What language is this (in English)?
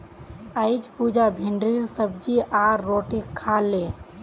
Magahi